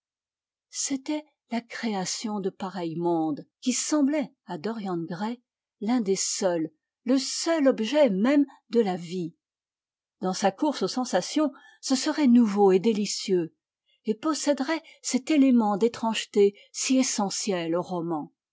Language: French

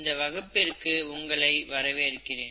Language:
Tamil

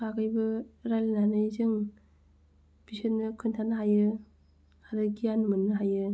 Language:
Bodo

